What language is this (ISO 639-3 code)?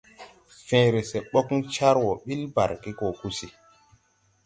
tui